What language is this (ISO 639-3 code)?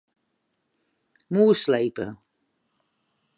fry